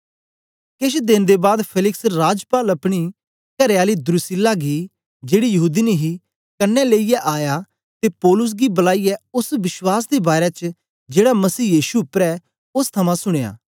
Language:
Dogri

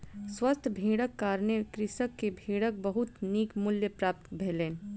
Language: Maithili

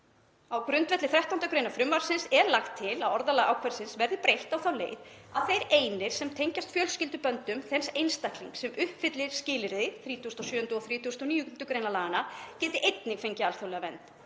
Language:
Icelandic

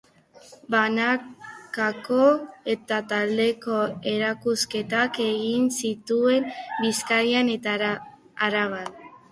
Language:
Basque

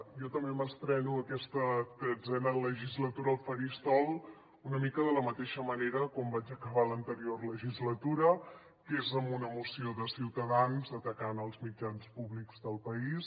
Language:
Catalan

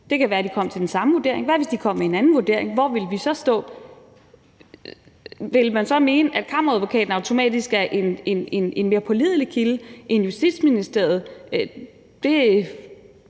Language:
Danish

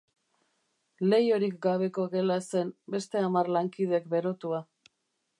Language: Basque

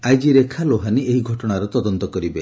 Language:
Odia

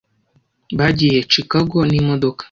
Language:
Kinyarwanda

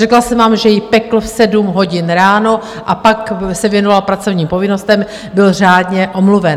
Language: Czech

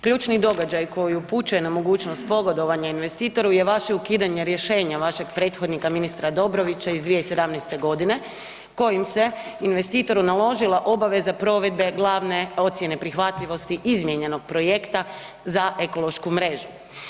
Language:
Croatian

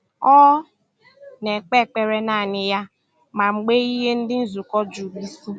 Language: Igbo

